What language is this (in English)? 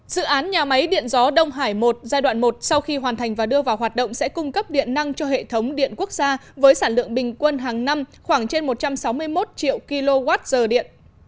Vietnamese